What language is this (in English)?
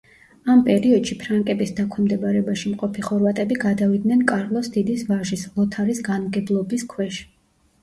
Georgian